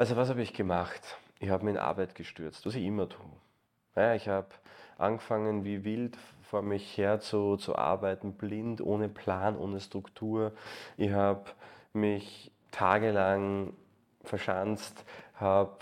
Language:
German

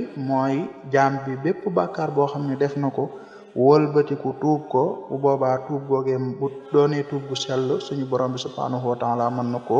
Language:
Arabic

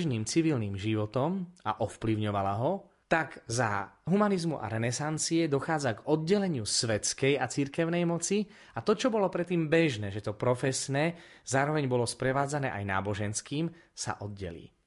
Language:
Slovak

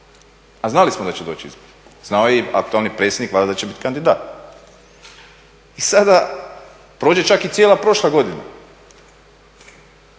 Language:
Croatian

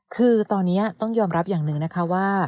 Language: Thai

